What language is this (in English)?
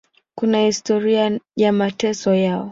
Swahili